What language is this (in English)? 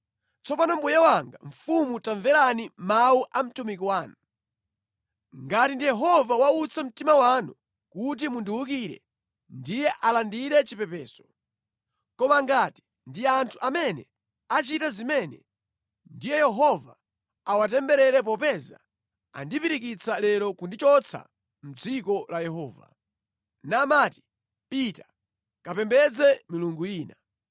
Nyanja